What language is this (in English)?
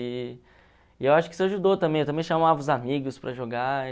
Portuguese